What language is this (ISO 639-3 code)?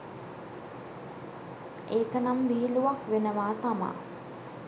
sin